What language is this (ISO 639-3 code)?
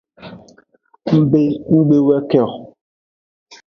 ajg